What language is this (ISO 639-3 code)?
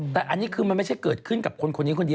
tha